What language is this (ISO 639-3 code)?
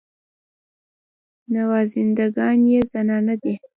pus